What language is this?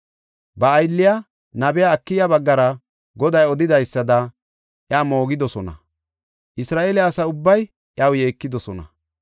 Gofa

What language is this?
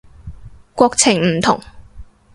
Cantonese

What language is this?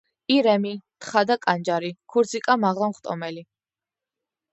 Georgian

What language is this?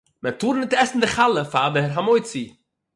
Yiddish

